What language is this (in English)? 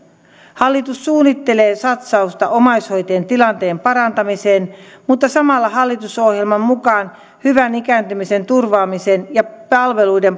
Finnish